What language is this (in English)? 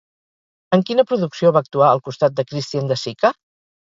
Catalan